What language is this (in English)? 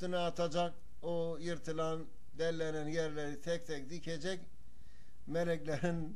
Turkish